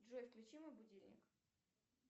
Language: Russian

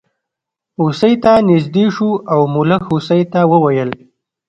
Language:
Pashto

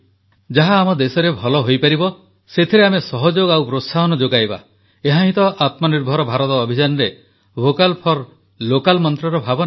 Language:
Odia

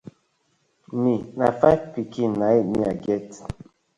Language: Nigerian Pidgin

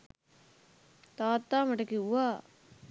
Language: Sinhala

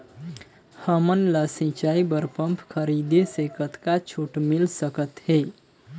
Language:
Chhattisgarhi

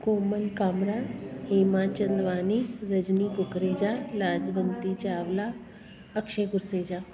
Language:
Sindhi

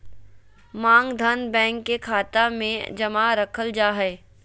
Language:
Magahi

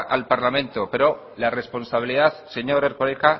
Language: Spanish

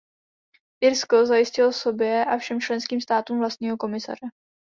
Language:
Czech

